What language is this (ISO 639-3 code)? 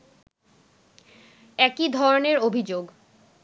ben